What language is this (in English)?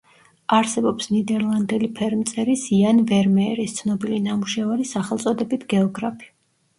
Georgian